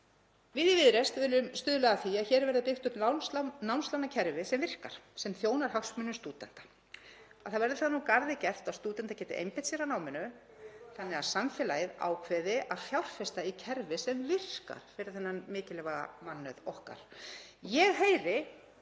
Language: Icelandic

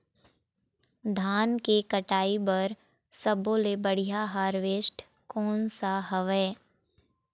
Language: Chhattisgarhi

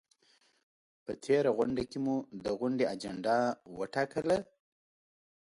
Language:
Pashto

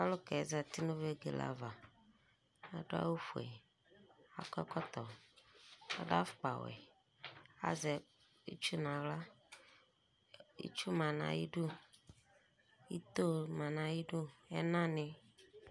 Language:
Ikposo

